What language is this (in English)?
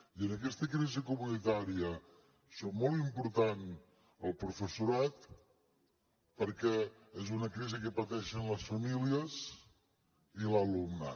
Catalan